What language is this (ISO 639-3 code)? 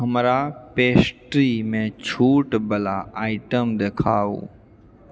mai